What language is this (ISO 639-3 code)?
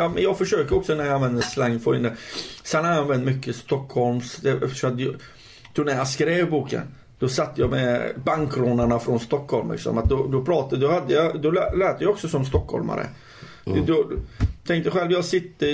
swe